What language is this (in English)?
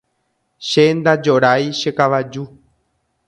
Guarani